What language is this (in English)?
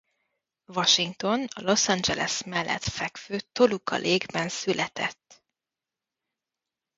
Hungarian